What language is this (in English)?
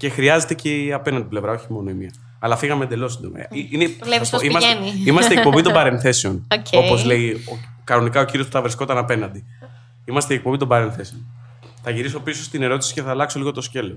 Greek